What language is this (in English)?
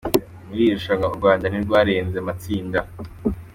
Kinyarwanda